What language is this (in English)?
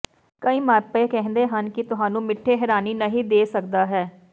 Punjabi